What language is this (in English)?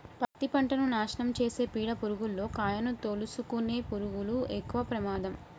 Telugu